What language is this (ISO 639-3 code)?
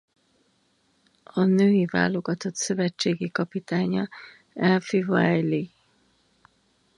hun